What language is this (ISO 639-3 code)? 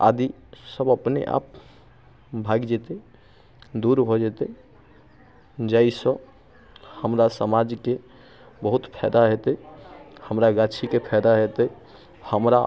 mai